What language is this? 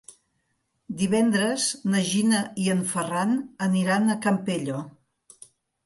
Catalan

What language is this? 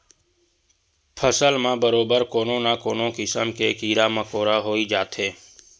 Chhattisgarhi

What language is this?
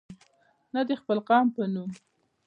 Pashto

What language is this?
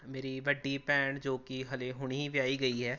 Punjabi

